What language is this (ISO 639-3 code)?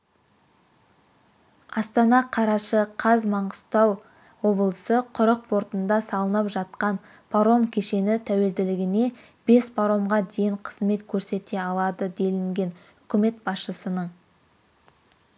kaz